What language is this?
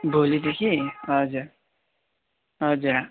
Nepali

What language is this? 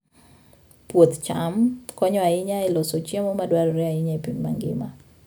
Luo (Kenya and Tanzania)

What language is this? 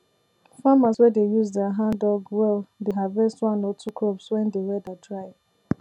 Nigerian Pidgin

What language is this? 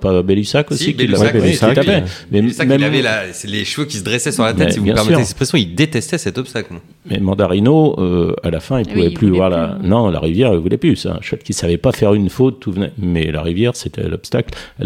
French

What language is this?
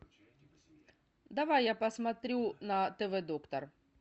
Russian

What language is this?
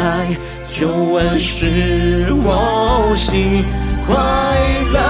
Chinese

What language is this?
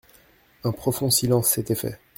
French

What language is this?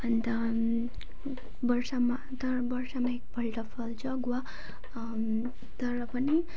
Nepali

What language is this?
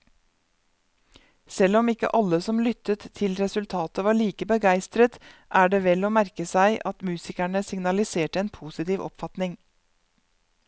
Norwegian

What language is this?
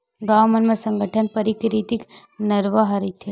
Chhattisgarhi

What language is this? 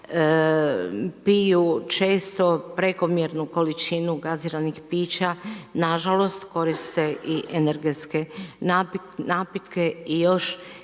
Croatian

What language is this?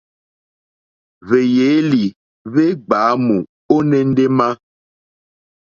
Mokpwe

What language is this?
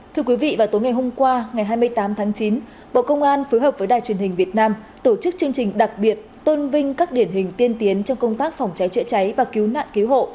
Vietnamese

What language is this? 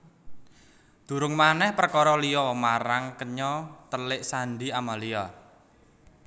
Javanese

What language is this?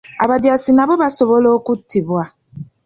Ganda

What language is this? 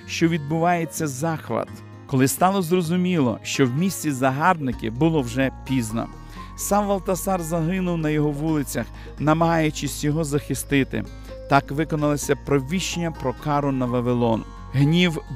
Ukrainian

